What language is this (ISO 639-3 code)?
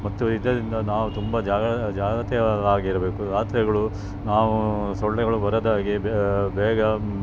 kan